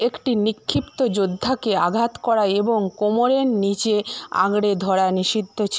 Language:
Bangla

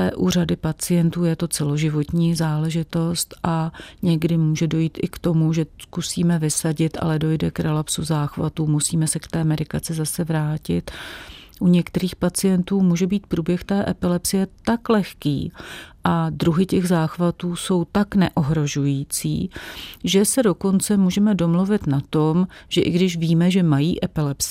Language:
Czech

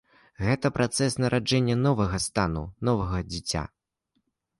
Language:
Belarusian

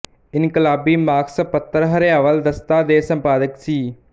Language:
Punjabi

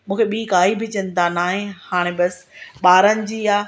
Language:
Sindhi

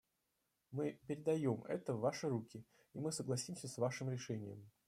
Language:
Russian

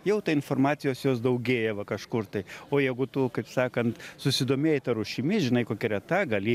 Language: Lithuanian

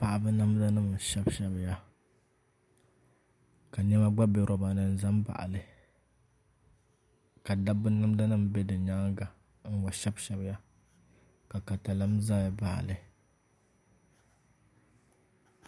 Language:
Dagbani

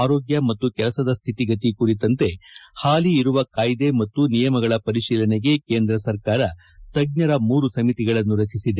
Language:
Kannada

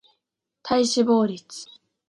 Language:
Japanese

